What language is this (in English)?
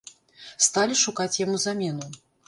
Belarusian